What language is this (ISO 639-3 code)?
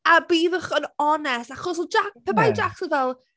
cym